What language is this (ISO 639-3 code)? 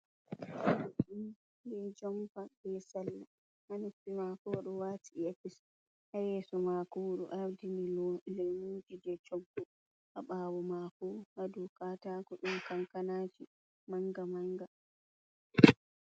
ful